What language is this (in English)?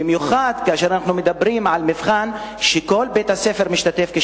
Hebrew